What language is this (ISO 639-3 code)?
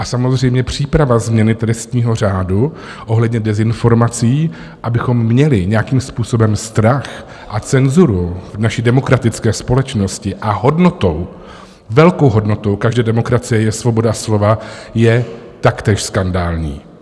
ces